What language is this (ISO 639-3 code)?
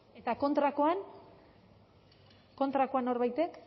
eus